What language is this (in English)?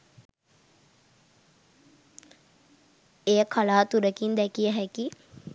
Sinhala